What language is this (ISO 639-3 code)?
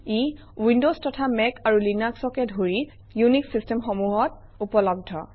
asm